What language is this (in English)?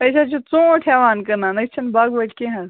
Kashmiri